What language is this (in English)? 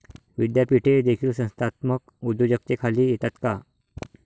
Marathi